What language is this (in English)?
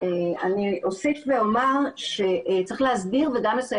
Hebrew